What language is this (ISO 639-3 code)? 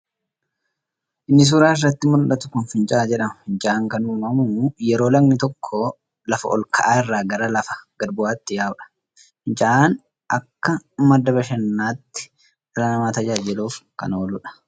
orm